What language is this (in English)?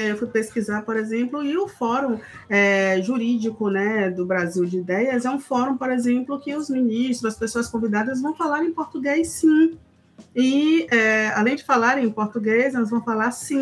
Portuguese